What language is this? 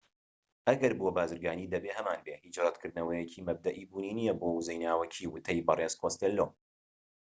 Central Kurdish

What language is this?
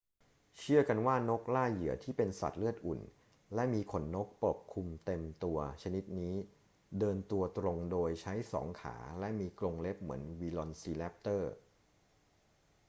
Thai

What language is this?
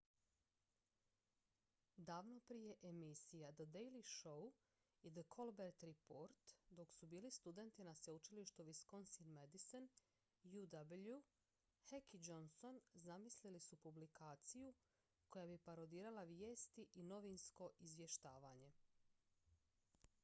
Croatian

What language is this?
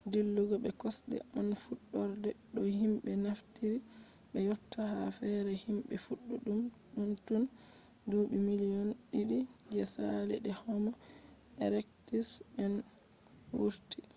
Fula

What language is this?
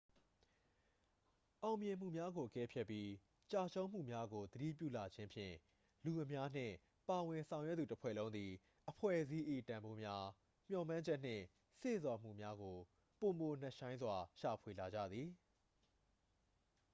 Burmese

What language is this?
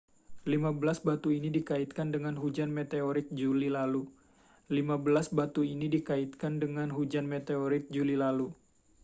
Indonesian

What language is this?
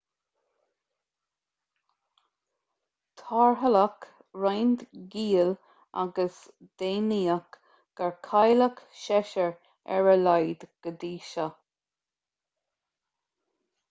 Irish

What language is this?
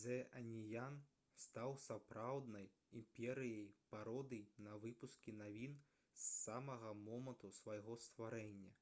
Belarusian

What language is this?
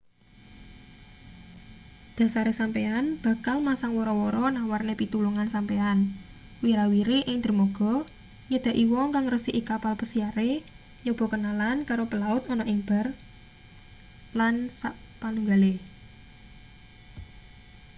Javanese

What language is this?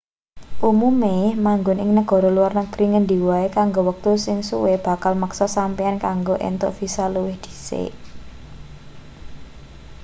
Javanese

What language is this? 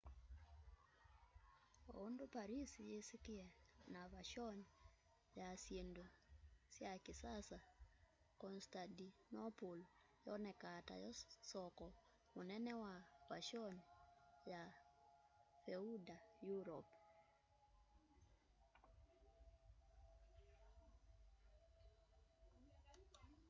Kamba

